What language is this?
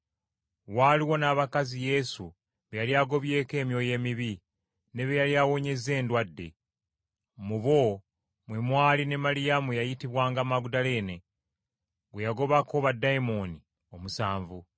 Ganda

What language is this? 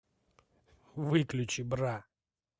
Russian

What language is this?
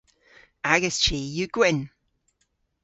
Cornish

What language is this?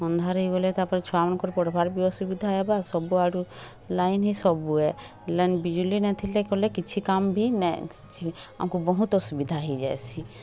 Odia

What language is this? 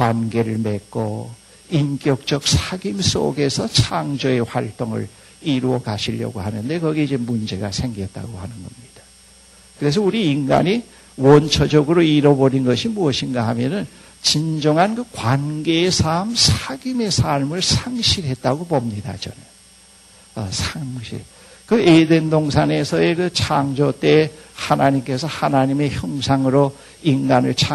Korean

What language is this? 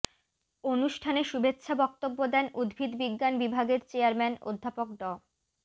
Bangla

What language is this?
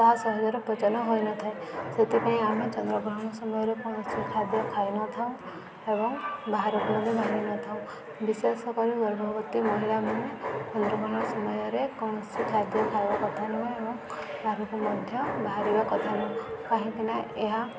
Odia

